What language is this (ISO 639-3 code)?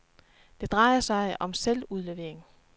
dan